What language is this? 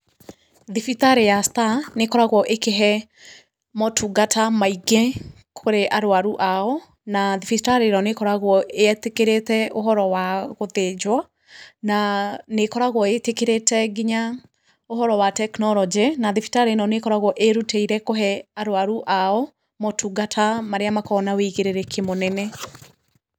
Kikuyu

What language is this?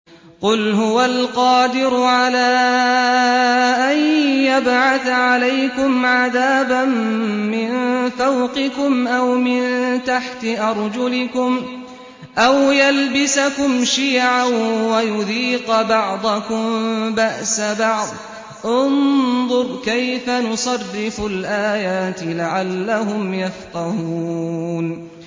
Arabic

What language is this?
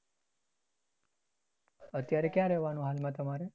Gujarati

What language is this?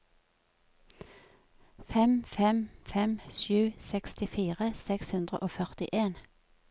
Norwegian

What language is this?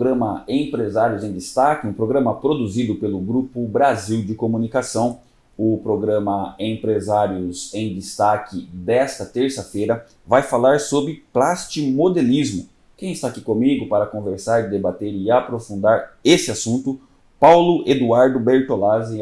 Portuguese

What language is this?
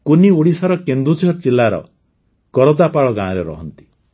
Odia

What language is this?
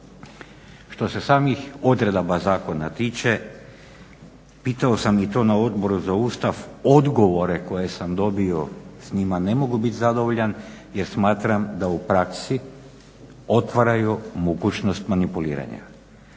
Croatian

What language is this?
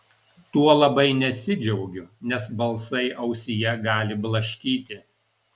Lithuanian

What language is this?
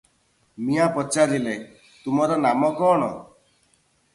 Odia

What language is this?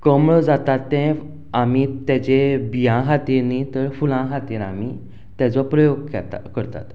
Konkani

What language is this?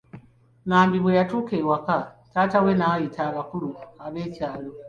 Ganda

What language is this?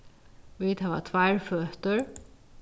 Faroese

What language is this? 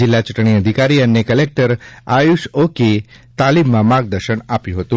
Gujarati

